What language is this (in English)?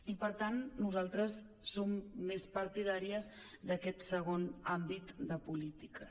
Catalan